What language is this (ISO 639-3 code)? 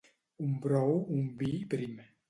cat